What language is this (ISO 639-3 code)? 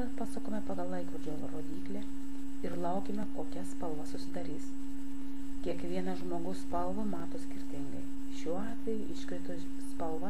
lit